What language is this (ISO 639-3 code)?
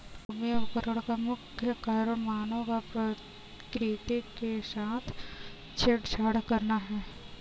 hin